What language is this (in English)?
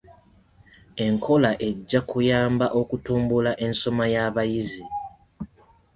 Ganda